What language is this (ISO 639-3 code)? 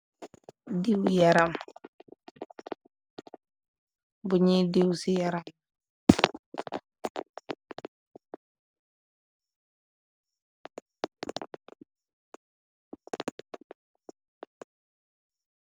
wol